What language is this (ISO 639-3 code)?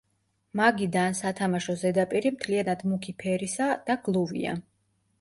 kat